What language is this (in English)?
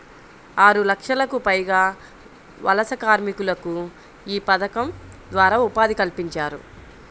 Telugu